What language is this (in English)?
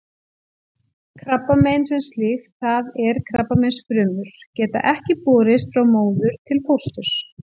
Icelandic